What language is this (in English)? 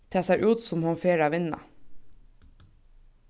Faroese